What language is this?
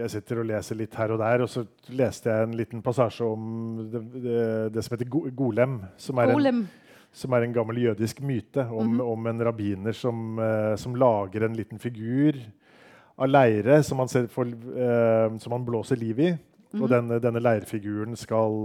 Danish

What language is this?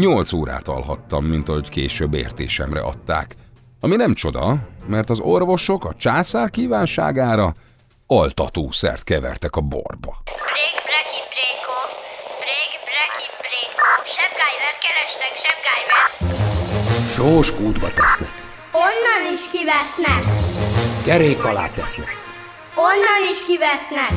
Hungarian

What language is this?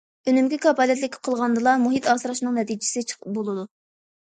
Uyghur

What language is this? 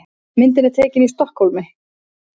Icelandic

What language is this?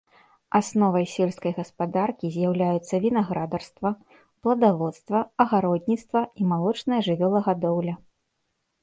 Belarusian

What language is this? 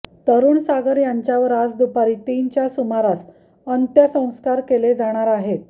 Marathi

